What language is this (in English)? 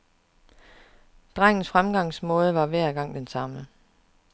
Danish